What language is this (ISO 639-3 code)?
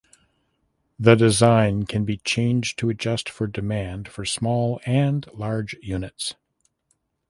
eng